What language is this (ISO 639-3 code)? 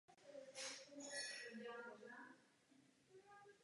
ces